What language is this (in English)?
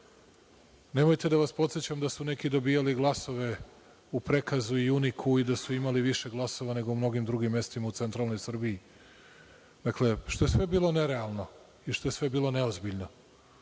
Serbian